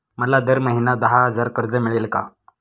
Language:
Marathi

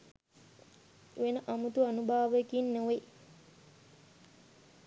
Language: Sinhala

